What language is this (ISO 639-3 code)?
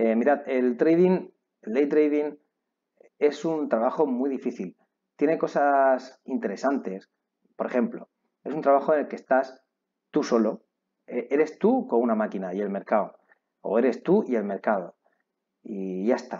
spa